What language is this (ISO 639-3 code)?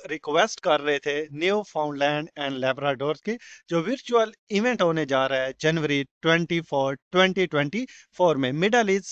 hin